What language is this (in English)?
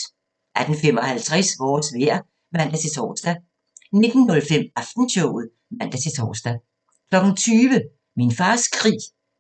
Danish